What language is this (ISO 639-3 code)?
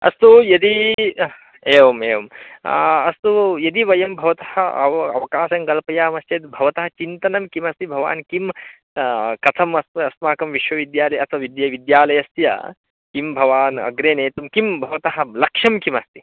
san